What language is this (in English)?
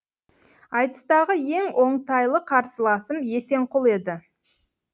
Kazakh